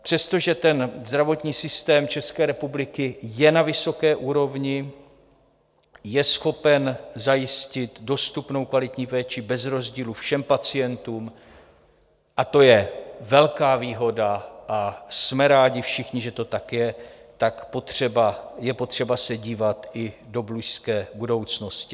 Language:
Czech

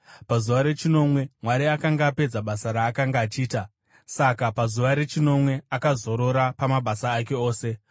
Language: Shona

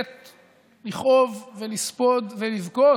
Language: Hebrew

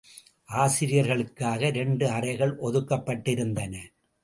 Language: Tamil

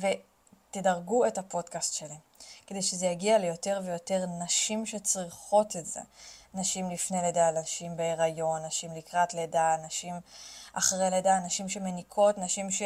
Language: Hebrew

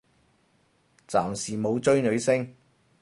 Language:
Cantonese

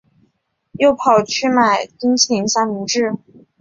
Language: Chinese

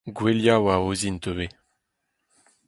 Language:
Breton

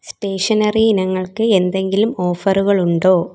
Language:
Malayalam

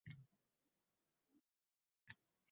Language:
Uzbek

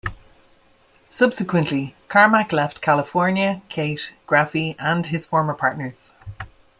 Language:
English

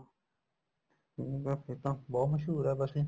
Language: Punjabi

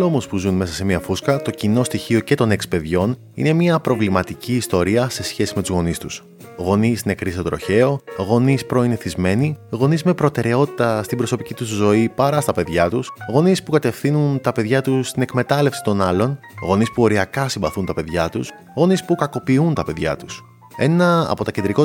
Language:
Greek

